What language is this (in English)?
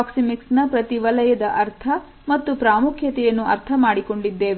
Kannada